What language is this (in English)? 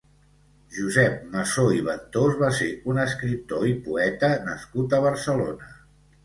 Catalan